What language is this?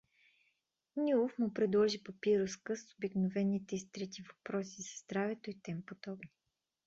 Bulgarian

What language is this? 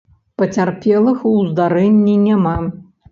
Belarusian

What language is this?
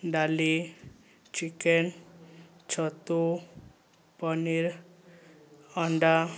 Odia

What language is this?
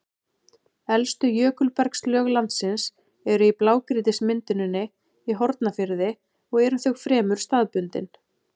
Icelandic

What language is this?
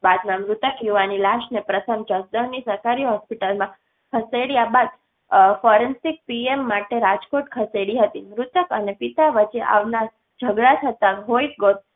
Gujarati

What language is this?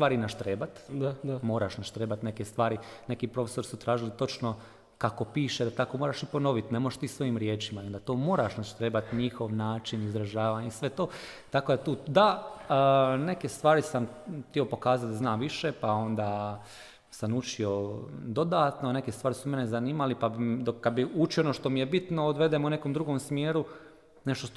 Croatian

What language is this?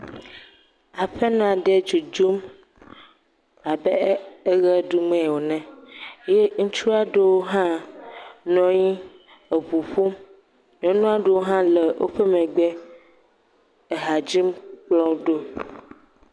Ewe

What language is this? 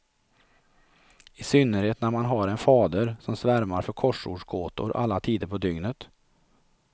Swedish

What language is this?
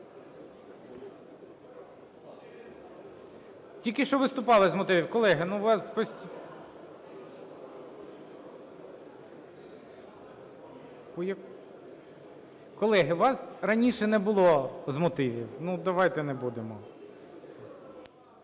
Ukrainian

